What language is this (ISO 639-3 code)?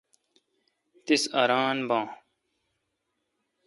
xka